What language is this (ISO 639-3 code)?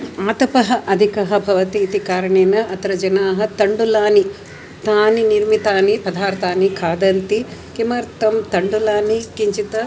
san